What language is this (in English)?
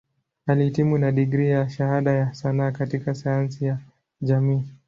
Swahili